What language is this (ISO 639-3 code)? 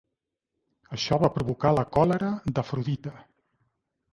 cat